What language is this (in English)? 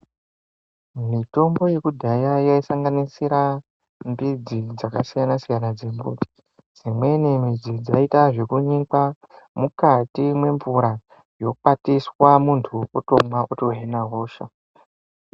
Ndau